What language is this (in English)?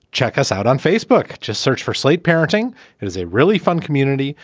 English